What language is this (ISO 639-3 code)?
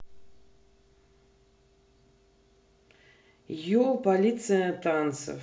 rus